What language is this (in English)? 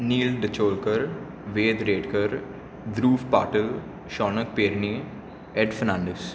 Konkani